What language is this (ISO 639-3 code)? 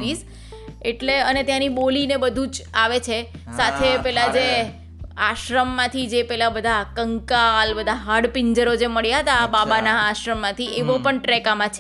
guj